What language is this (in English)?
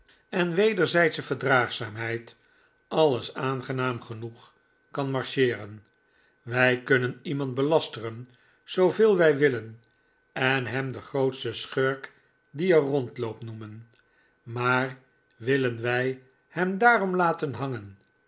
Dutch